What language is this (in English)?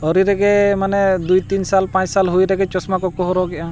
Santali